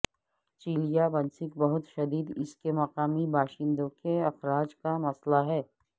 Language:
Urdu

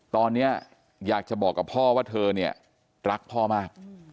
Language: Thai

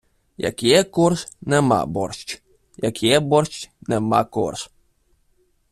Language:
Ukrainian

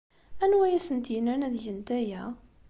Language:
Kabyle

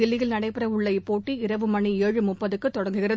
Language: Tamil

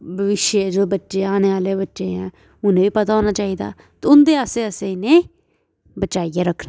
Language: Dogri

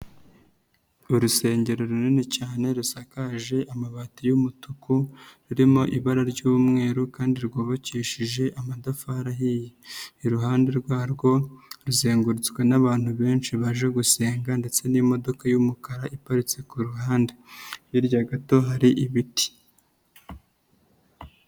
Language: Kinyarwanda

